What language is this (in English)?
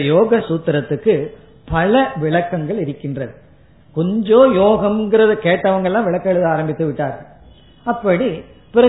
Tamil